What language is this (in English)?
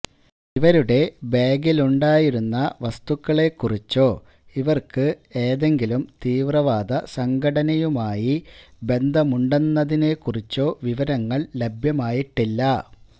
Malayalam